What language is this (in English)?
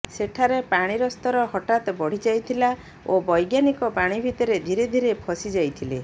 Odia